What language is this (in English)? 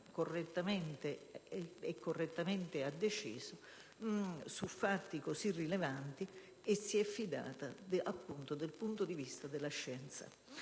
Italian